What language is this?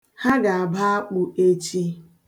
Igbo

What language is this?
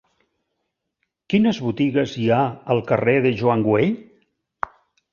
Catalan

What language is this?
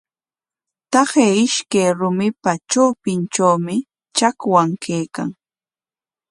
Corongo Ancash Quechua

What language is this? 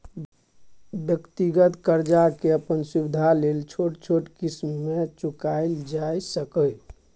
Maithili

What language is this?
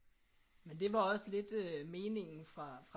Danish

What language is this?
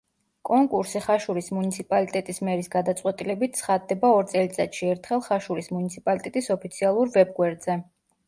Georgian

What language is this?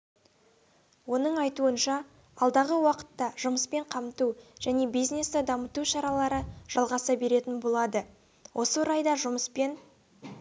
Kazakh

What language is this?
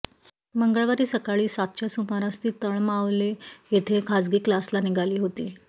Marathi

